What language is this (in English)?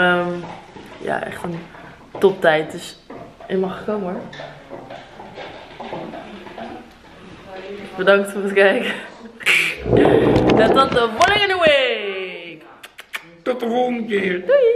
Dutch